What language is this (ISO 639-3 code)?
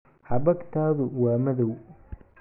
som